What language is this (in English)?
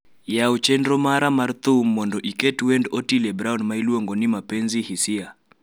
Luo (Kenya and Tanzania)